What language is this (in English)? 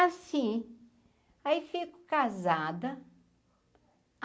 Portuguese